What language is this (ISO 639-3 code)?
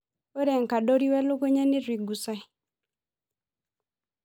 mas